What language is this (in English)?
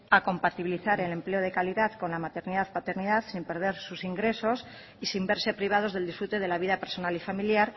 Spanish